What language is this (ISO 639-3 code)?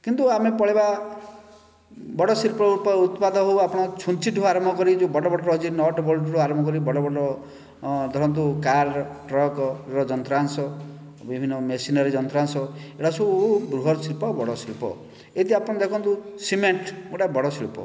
ori